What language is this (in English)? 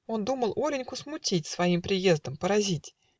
Russian